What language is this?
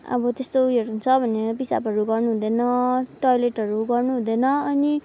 Nepali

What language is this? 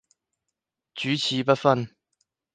Cantonese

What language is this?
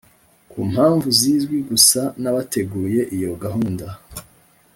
Kinyarwanda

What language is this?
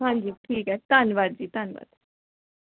Punjabi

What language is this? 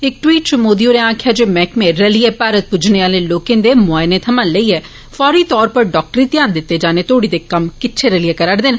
Dogri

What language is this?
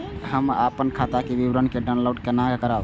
Maithili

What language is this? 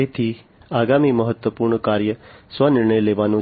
Gujarati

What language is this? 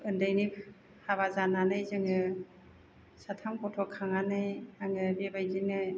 Bodo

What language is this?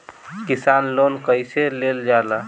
Bhojpuri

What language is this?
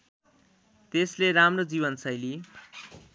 Nepali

